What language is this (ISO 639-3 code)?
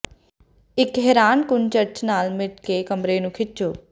pan